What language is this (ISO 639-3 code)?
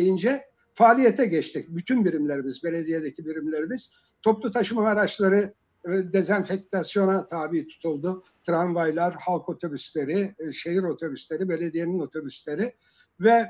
tur